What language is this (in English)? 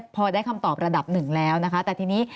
Thai